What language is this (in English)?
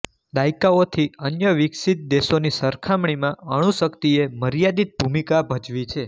Gujarati